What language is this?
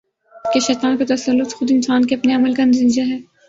Urdu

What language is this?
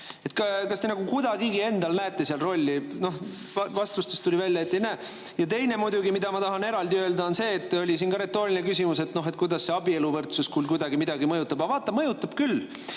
Estonian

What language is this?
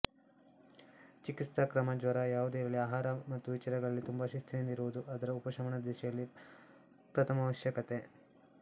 Kannada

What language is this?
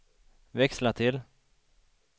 Swedish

